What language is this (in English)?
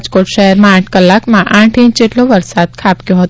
Gujarati